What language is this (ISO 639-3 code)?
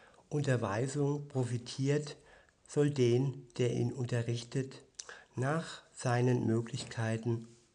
deu